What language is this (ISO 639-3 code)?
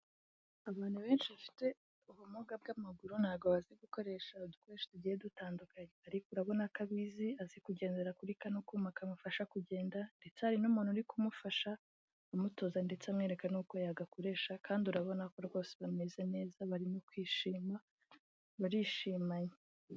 kin